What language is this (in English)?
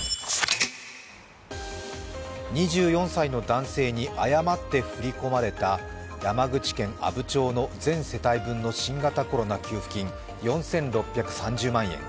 Japanese